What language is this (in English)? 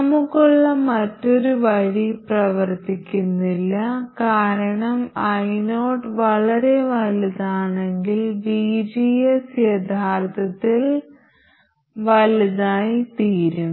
Malayalam